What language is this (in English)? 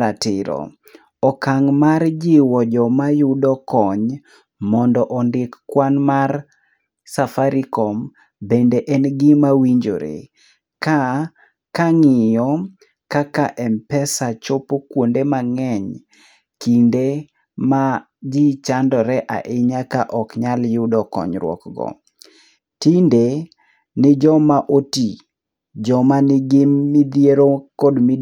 Luo (Kenya and Tanzania)